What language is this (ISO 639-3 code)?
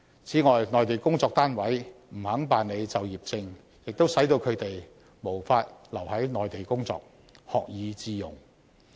yue